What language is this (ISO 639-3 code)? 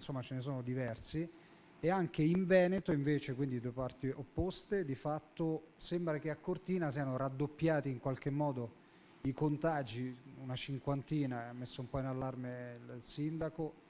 ita